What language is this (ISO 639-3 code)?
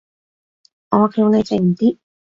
yue